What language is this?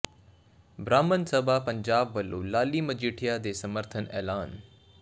Punjabi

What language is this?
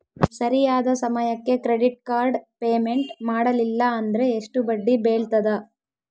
Kannada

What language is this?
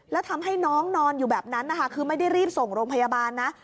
Thai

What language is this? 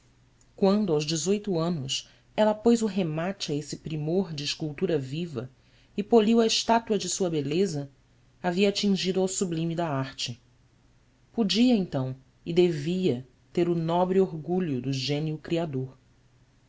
Portuguese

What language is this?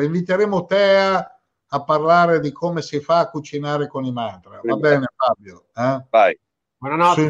Italian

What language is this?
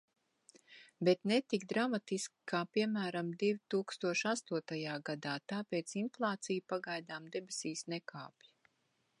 Latvian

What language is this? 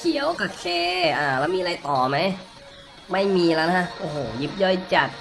Thai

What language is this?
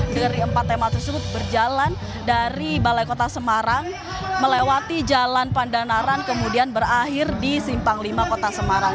Indonesian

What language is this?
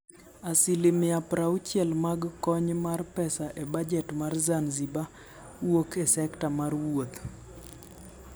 Luo (Kenya and Tanzania)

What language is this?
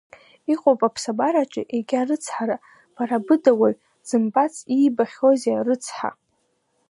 Abkhazian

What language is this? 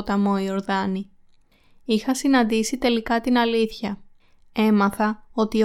Greek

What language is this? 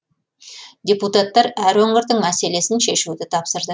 Kazakh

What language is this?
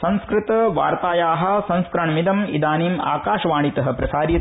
Sanskrit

